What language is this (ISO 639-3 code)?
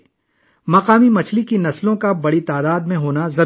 urd